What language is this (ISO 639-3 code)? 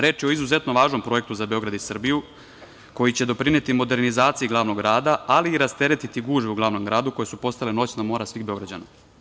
srp